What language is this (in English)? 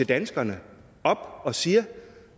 Danish